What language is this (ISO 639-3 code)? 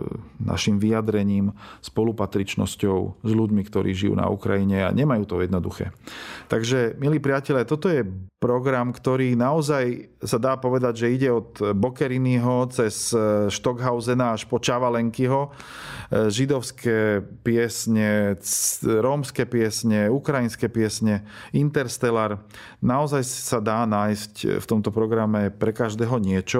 slk